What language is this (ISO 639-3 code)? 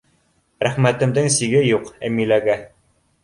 bak